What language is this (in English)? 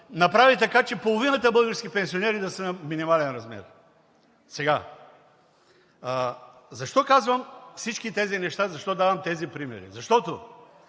Bulgarian